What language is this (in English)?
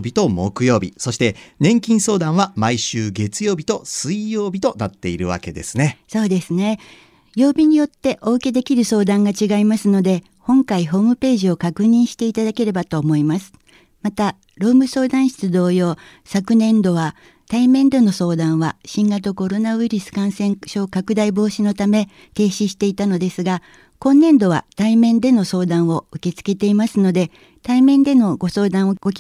Japanese